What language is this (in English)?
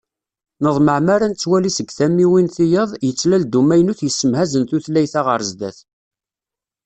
Kabyle